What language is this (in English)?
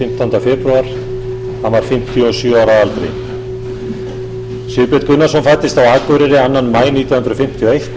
Icelandic